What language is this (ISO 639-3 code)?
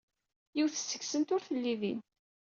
kab